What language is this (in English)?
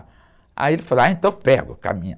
Portuguese